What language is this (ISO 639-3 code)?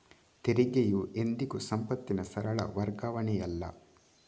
kan